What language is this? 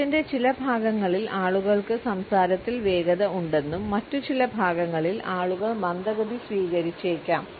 Malayalam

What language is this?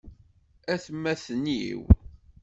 Kabyle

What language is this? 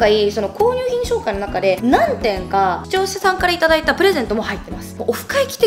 Japanese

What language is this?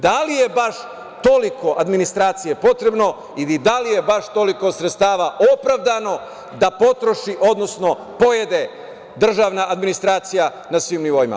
Serbian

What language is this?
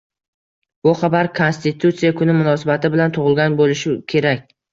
Uzbek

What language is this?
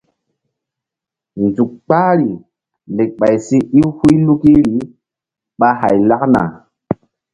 Mbum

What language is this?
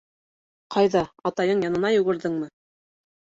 Bashkir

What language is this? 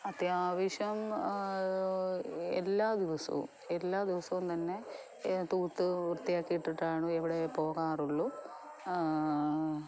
Malayalam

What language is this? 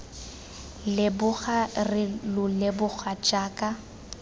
Tswana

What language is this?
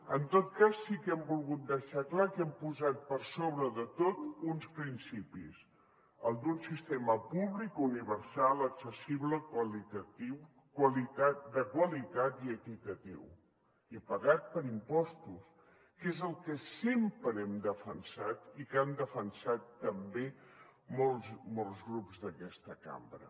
Catalan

